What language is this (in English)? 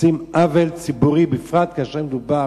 Hebrew